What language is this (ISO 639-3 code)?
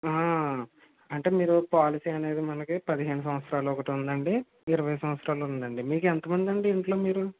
tel